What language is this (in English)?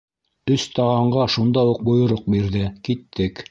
Bashkir